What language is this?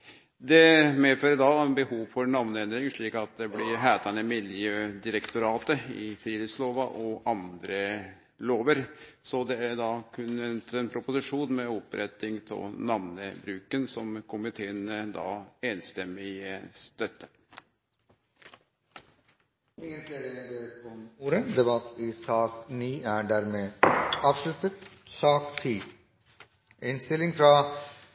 Norwegian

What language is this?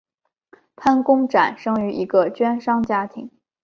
Chinese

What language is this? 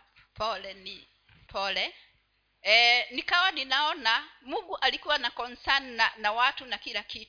Swahili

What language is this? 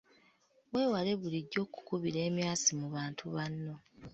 Ganda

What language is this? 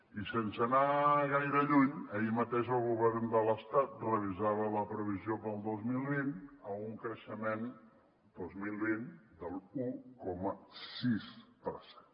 Catalan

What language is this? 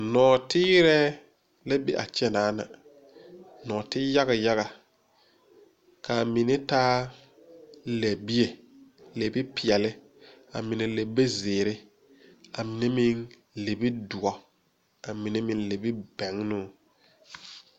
Southern Dagaare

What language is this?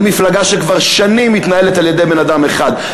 Hebrew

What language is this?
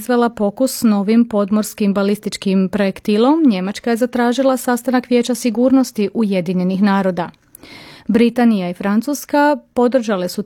Croatian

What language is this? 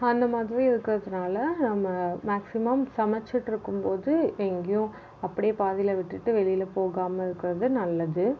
Tamil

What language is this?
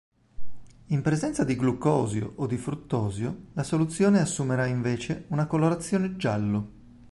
Italian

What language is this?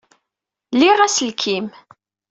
Kabyle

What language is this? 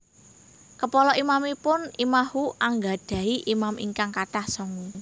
Javanese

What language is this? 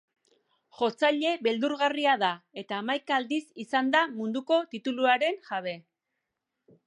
Basque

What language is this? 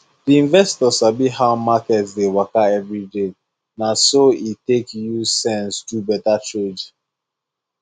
Nigerian Pidgin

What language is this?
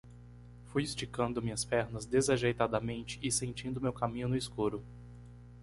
Portuguese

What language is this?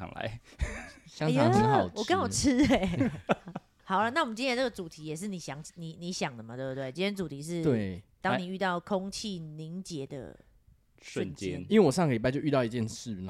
Chinese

